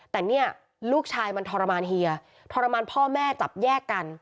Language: Thai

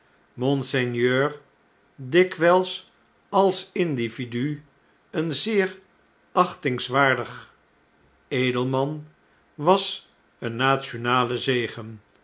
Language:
Dutch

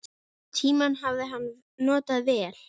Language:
Icelandic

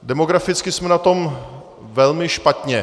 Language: Czech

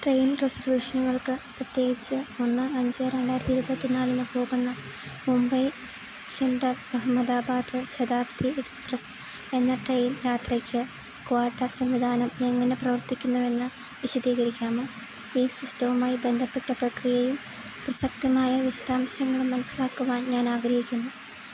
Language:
Malayalam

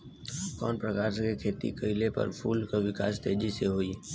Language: Bhojpuri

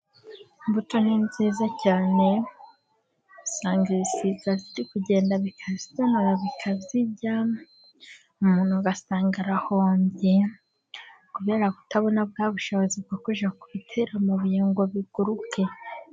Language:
Kinyarwanda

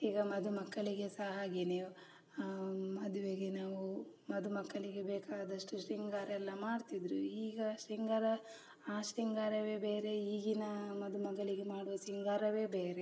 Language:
Kannada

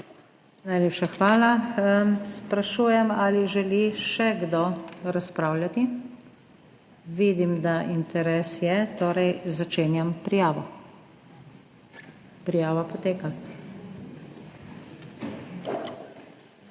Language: Slovenian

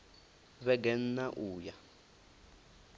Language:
Venda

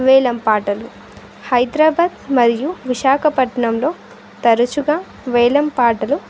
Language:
Telugu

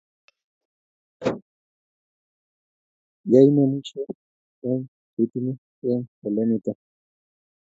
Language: Kalenjin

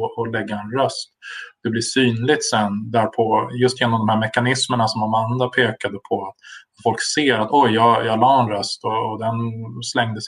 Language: Swedish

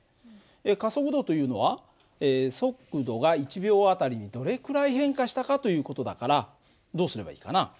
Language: Japanese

